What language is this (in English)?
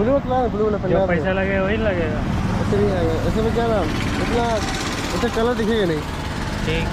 Hindi